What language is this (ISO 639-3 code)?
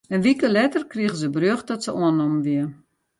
fry